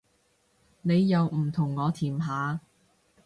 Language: Cantonese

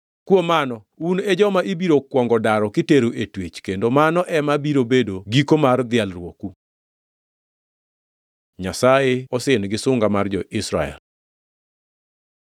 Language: Luo (Kenya and Tanzania)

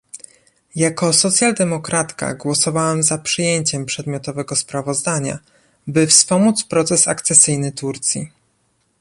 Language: Polish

